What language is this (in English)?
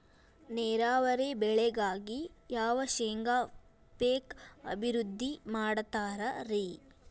Kannada